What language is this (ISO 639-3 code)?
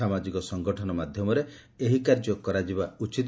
ori